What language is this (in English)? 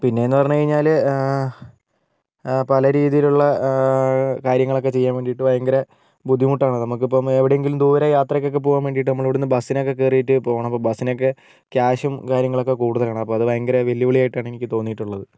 Malayalam